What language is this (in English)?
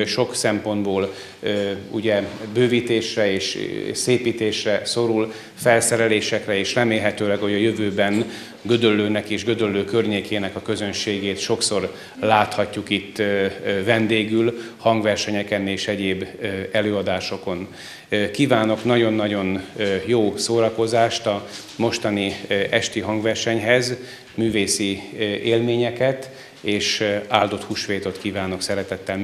Hungarian